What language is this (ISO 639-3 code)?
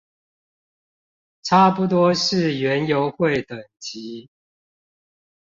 zho